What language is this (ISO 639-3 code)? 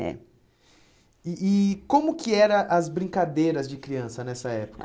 por